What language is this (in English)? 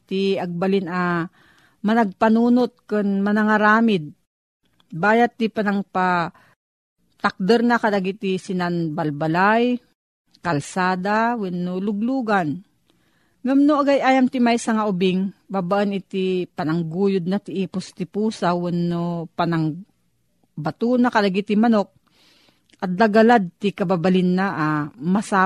Filipino